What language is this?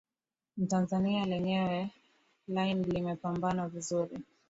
Swahili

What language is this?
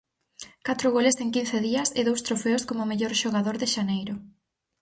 Galician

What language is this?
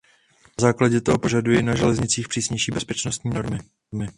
Czech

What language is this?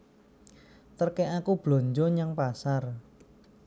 Javanese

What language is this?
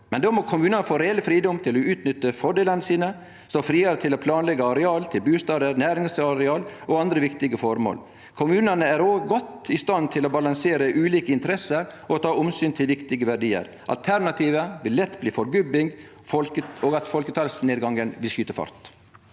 Norwegian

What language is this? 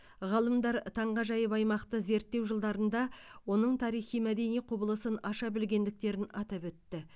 Kazakh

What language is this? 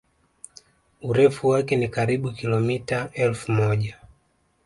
Swahili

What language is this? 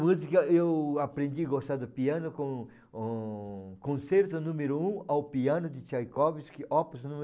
Portuguese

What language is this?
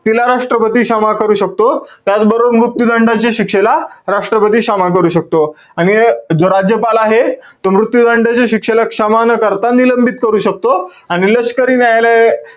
Marathi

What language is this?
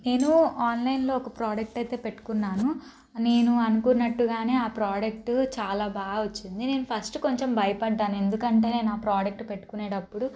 Telugu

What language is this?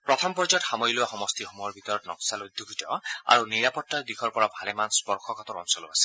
Assamese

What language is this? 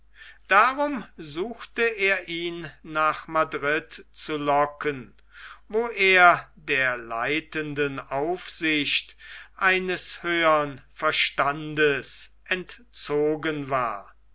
German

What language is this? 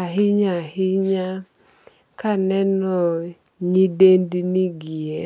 Luo (Kenya and Tanzania)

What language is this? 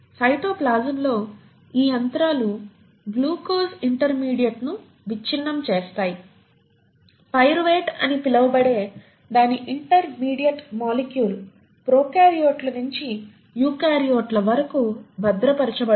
Telugu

